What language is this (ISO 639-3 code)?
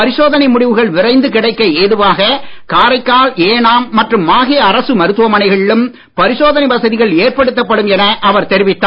tam